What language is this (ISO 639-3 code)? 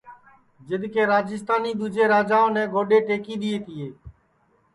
ssi